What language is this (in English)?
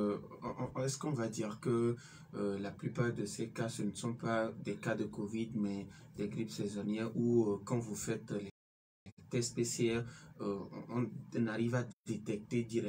French